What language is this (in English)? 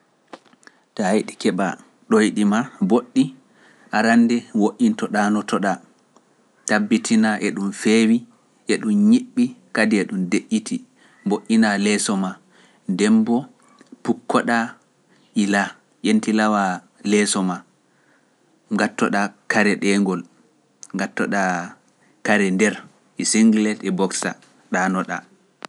Pular